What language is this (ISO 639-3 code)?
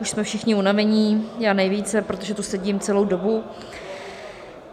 ces